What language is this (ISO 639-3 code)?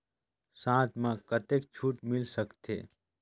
hne